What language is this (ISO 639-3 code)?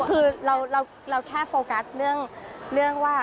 tha